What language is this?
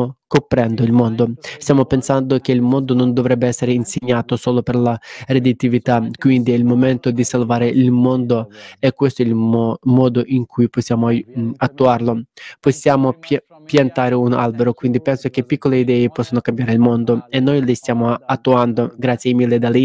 Italian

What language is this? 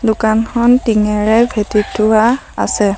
Assamese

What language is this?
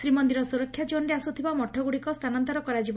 Odia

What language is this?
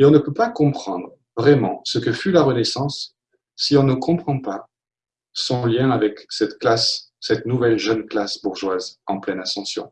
French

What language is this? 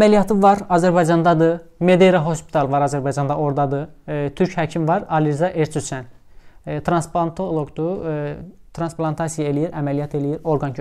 Turkish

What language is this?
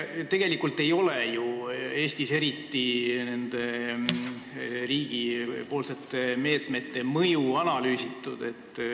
Estonian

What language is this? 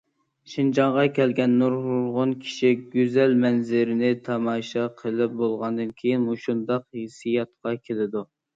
Uyghur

